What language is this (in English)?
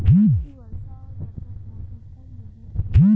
Bhojpuri